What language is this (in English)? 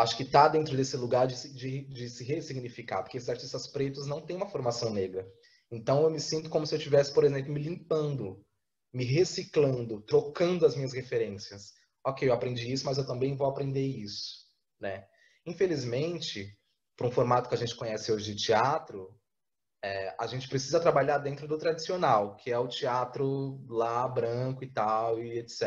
Portuguese